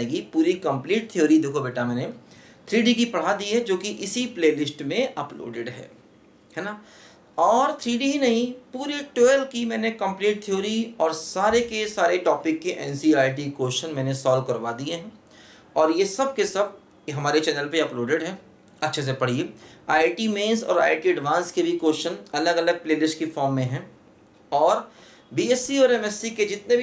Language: Hindi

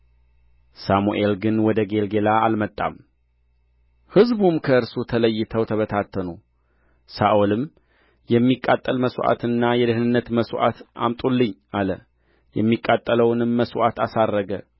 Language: Amharic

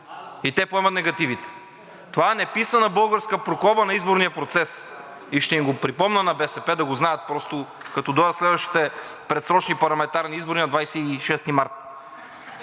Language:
Bulgarian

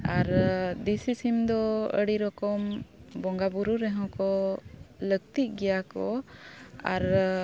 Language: Santali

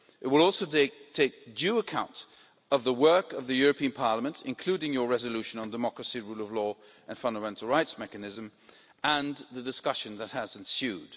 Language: English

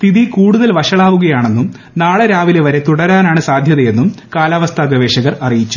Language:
Malayalam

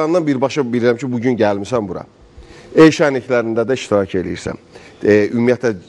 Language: Turkish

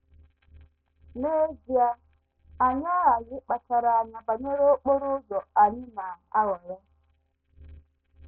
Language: Igbo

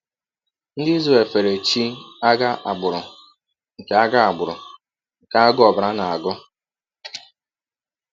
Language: Igbo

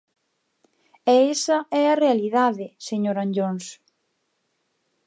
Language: Galician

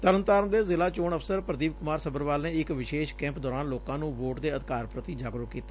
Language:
Punjabi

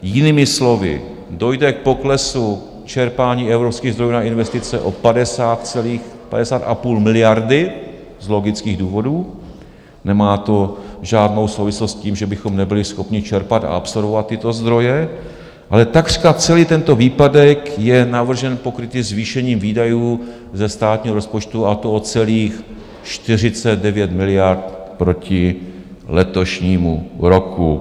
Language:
Czech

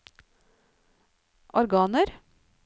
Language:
Norwegian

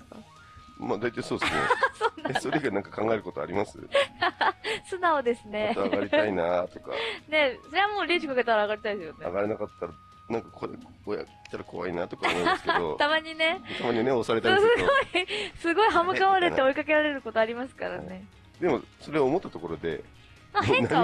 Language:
Japanese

